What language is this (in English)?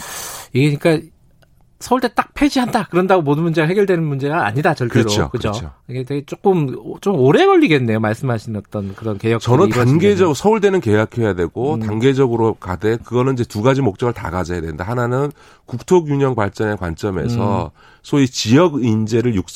Korean